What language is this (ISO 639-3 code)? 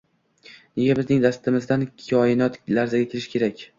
uzb